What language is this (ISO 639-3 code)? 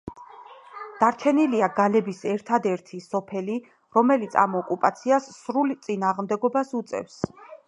kat